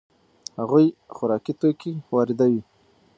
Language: Pashto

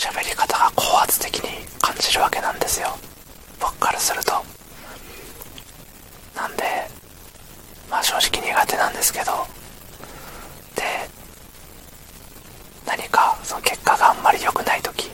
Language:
Japanese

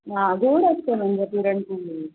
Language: Marathi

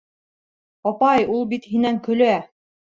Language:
Bashkir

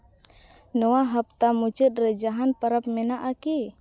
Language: Santali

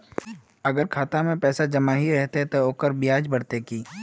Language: Magahi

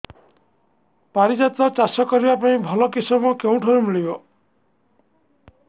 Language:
Odia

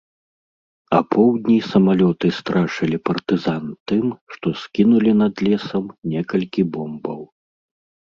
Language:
Belarusian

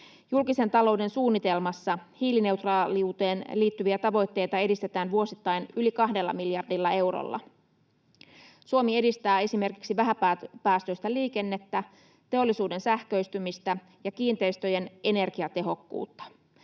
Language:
Finnish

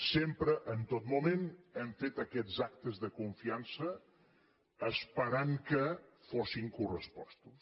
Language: Catalan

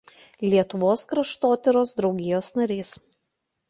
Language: Lithuanian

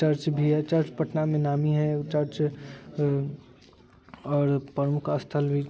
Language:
Maithili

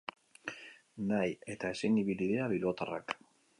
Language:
Basque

